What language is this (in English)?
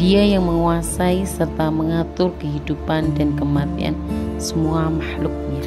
Indonesian